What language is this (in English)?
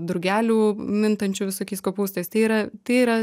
Lithuanian